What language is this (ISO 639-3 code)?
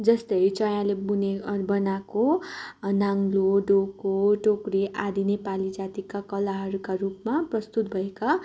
nep